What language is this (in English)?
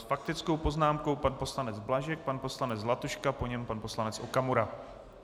Czech